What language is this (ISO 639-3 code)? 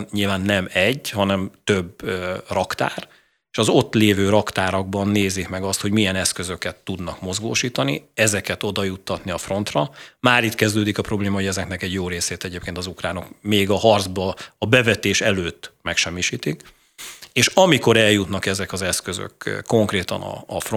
hun